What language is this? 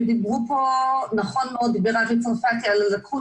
Hebrew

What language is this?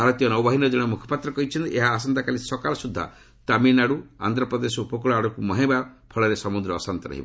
Odia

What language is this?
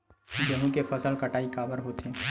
Chhattisgarhi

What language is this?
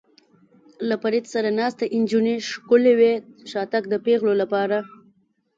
Pashto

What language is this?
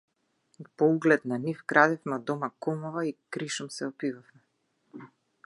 Macedonian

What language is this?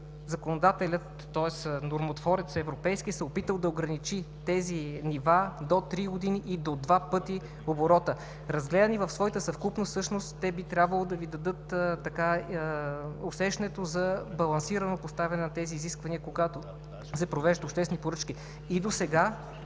Bulgarian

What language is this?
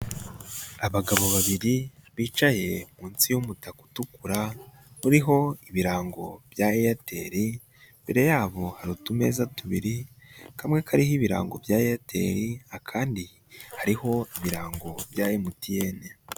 Kinyarwanda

